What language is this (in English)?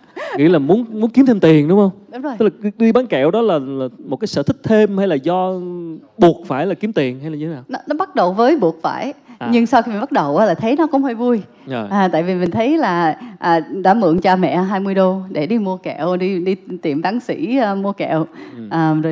Vietnamese